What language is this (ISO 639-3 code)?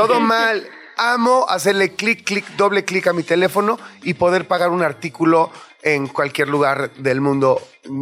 spa